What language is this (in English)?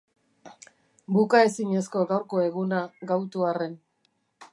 Basque